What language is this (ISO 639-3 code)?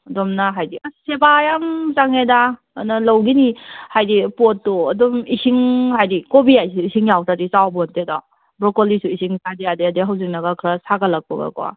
mni